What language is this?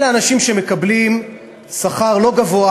Hebrew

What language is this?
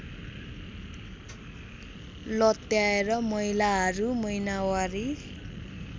Nepali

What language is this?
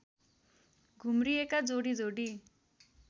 Nepali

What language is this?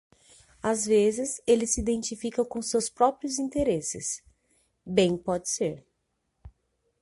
Portuguese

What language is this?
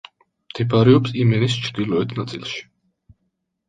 Georgian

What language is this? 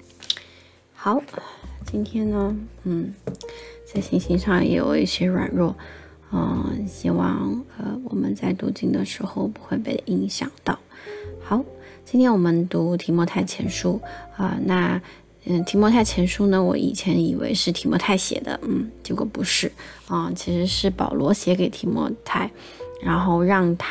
Chinese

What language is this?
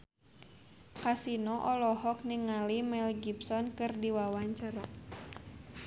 Sundanese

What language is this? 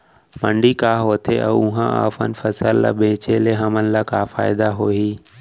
Chhattisgarhi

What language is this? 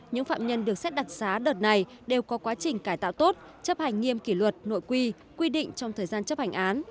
Vietnamese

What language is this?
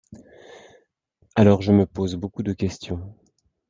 French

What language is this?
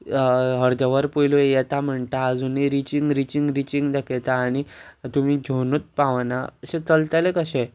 Konkani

